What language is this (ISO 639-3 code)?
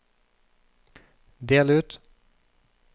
nor